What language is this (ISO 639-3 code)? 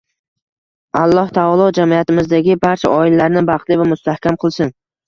uzb